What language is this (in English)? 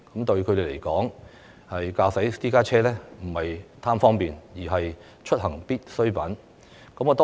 Cantonese